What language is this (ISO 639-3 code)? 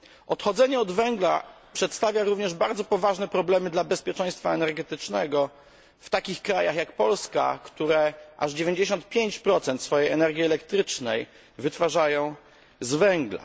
pol